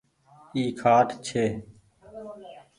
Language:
Goaria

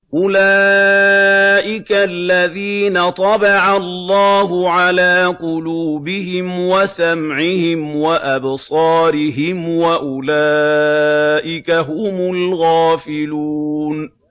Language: Arabic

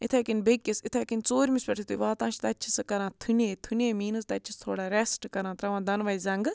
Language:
Kashmiri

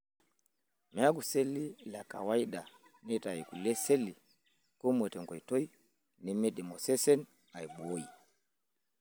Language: Masai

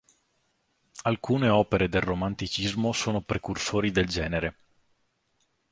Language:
Italian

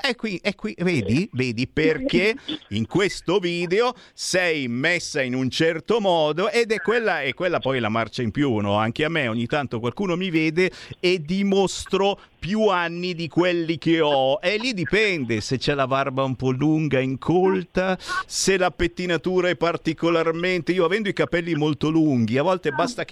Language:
Italian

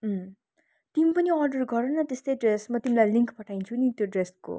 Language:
Nepali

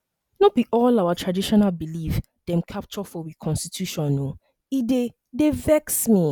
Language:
Nigerian Pidgin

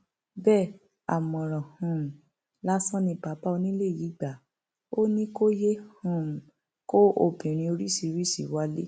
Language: Yoruba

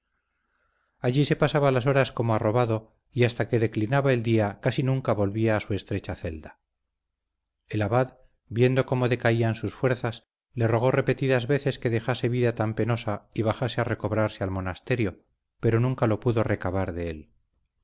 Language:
Spanish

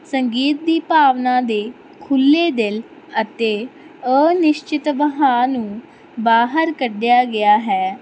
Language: Punjabi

